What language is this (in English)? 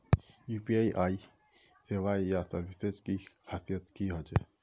Magahi